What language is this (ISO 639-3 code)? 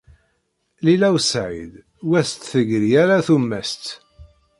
kab